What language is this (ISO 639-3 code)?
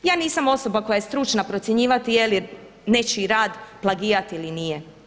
hrv